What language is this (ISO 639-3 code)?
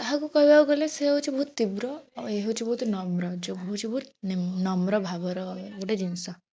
ori